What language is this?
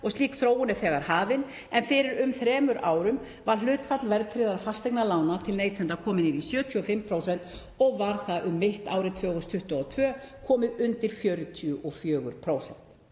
Icelandic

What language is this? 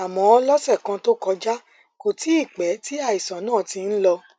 Yoruba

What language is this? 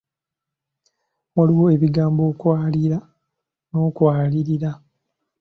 Ganda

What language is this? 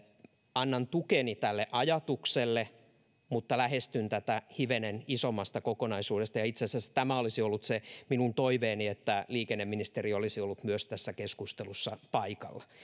Finnish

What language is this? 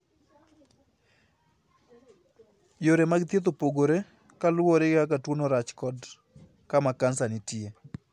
Luo (Kenya and Tanzania)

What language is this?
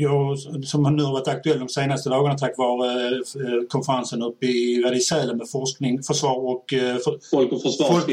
Swedish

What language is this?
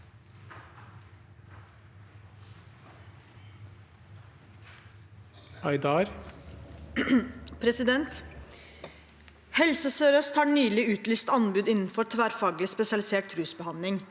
Norwegian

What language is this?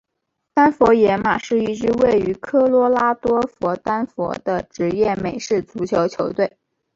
Chinese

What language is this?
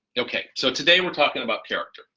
English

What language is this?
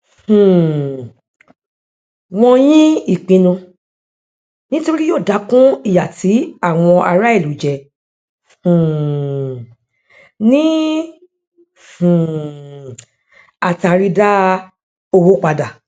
Yoruba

